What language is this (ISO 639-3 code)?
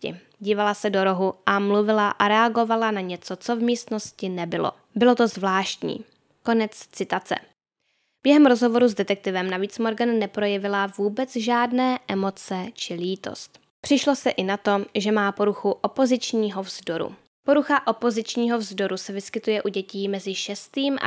ces